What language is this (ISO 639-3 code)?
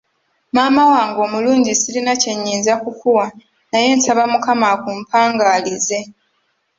lug